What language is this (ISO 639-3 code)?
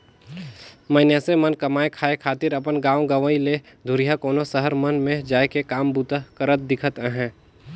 hne